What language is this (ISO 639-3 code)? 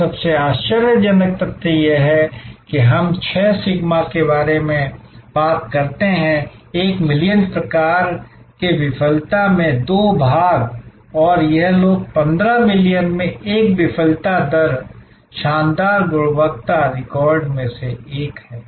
hin